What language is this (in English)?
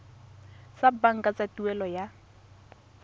Tswana